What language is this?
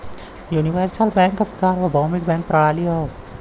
Bhojpuri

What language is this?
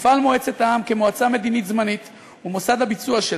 Hebrew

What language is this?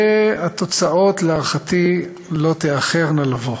Hebrew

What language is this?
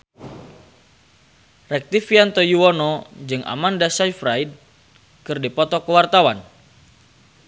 Sundanese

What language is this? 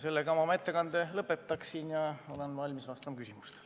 Estonian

